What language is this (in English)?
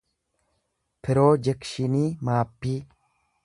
Oromo